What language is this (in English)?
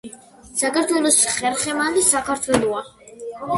Georgian